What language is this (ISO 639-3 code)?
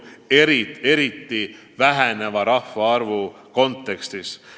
est